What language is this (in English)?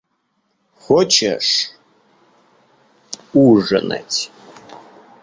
Russian